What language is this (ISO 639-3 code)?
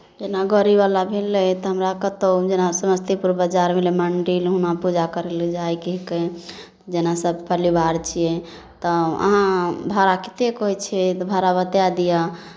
mai